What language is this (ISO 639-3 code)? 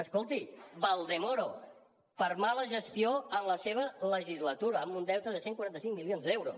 cat